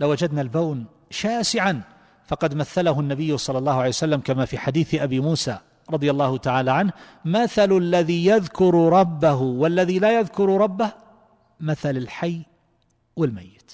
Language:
Arabic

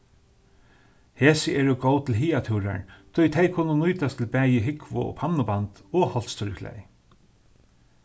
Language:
Faroese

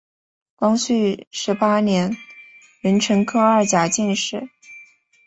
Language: Chinese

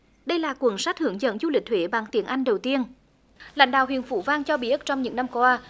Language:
Vietnamese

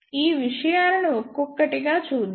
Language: Telugu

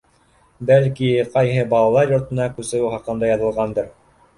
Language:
Bashkir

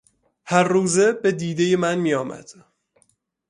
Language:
Persian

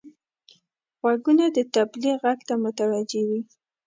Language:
Pashto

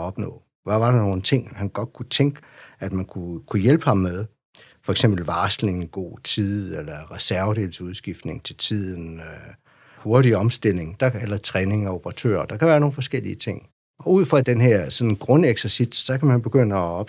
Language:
Danish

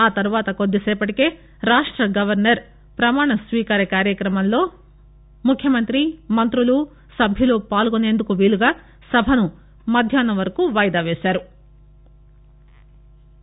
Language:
Telugu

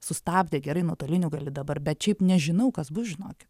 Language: Lithuanian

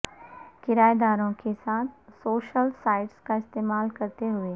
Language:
Urdu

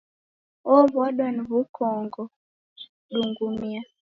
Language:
Taita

